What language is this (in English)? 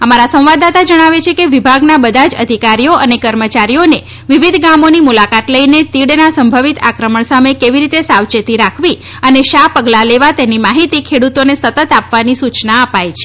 Gujarati